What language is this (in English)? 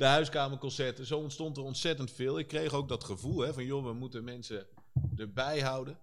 Dutch